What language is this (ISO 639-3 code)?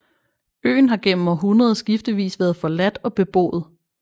dan